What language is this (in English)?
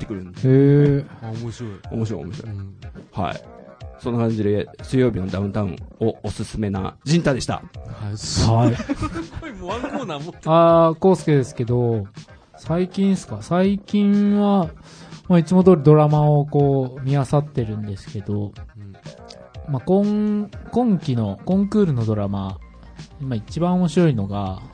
Japanese